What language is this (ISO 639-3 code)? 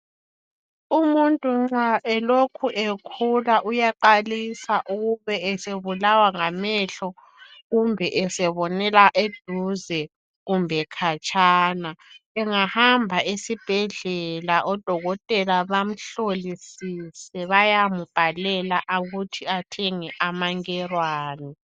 nde